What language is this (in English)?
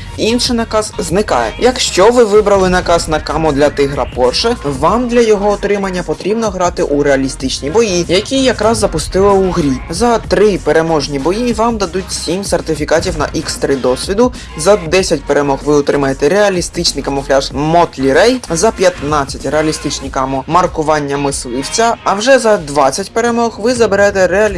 Ukrainian